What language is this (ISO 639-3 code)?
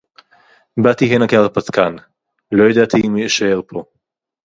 heb